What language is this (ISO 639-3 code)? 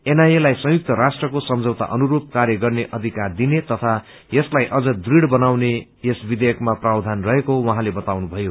nep